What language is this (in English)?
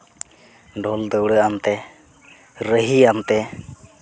Santali